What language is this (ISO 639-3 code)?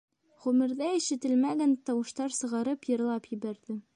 bak